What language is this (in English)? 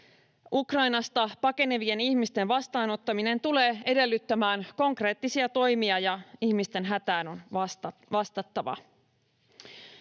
Finnish